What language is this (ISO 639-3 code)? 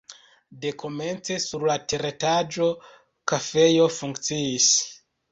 epo